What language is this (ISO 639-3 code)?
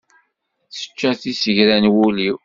kab